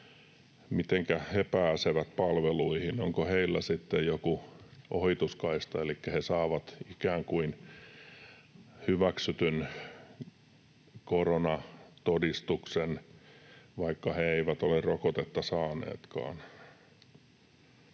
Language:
Finnish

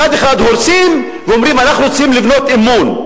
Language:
Hebrew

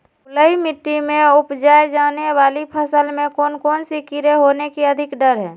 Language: Magahi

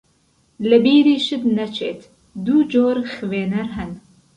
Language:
Central Kurdish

